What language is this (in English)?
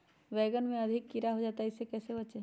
Magahi